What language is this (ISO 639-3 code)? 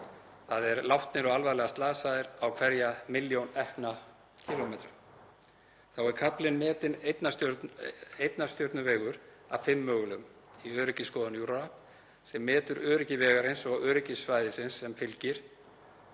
isl